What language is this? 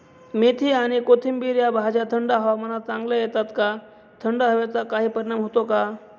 Marathi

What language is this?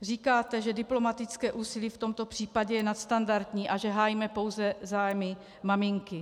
Czech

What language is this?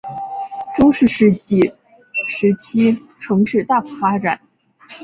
Chinese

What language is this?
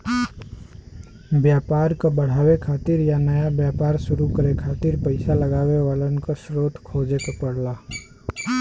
Bhojpuri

